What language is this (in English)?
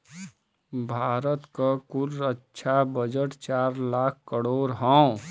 Bhojpuri